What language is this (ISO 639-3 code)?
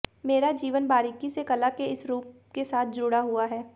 hin